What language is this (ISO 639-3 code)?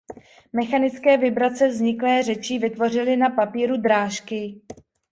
ces